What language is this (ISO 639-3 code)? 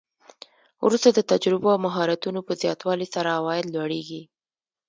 pus